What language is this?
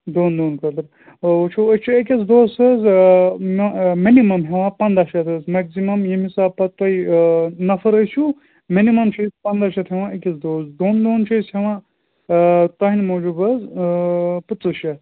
Kashmiri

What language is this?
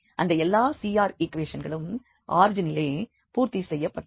Tamil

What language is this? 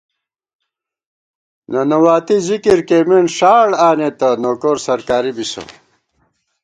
Gawar-Bati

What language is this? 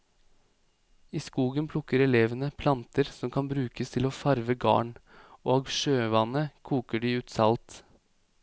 Norwegian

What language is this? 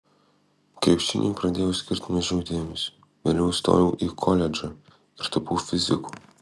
Lithuanian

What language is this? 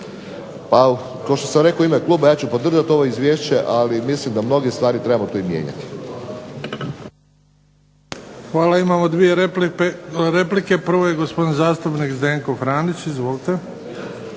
Croatian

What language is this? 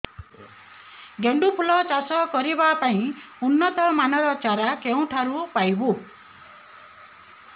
Odia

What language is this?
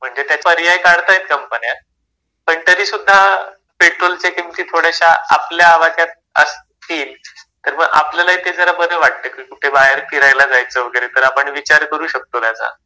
Marathi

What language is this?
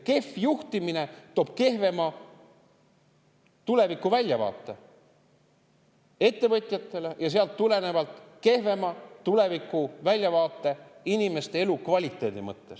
Estonian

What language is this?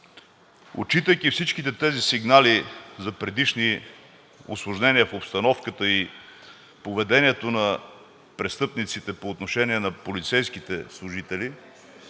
Bulgarian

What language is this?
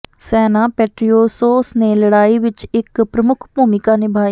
Punjabi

